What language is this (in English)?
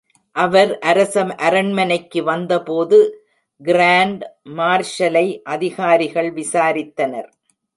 Tamil